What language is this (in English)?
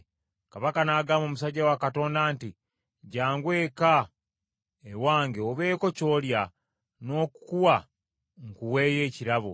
Ganda